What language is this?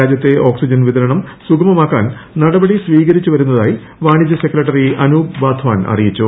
Malayalam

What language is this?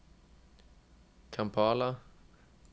Norwegian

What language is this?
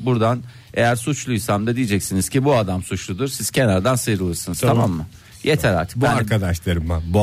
Turkish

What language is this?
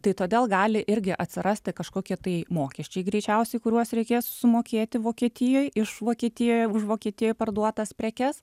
Lithuanian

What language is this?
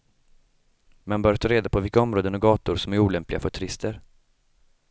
Swedish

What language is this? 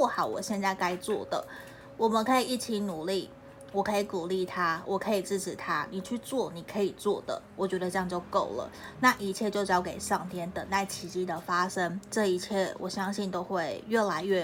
Chinese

